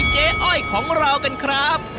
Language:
Thai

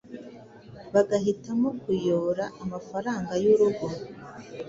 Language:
Kinyarwanda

